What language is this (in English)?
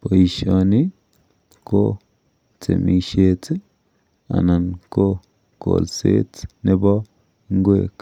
Kalenjin